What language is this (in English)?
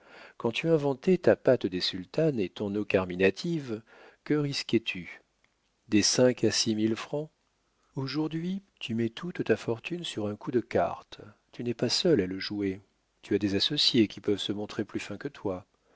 French